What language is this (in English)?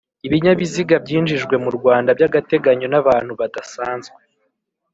Kinyarwanda